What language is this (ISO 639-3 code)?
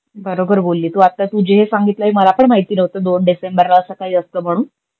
mar